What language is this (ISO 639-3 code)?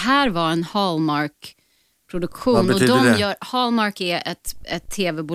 swe